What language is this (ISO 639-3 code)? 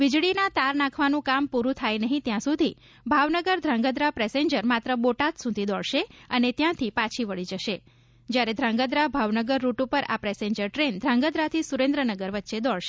guj